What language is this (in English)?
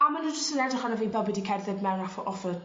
Welsh